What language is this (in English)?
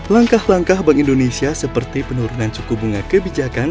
Indonesian